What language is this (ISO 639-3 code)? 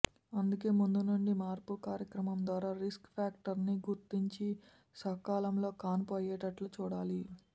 tel